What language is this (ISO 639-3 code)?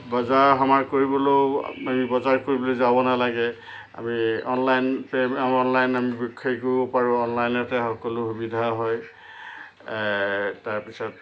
asm